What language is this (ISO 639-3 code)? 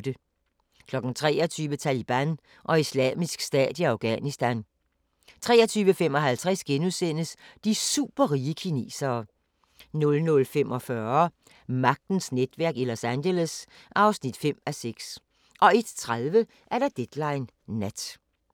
dan